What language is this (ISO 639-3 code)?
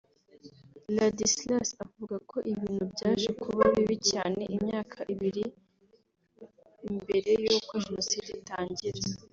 kin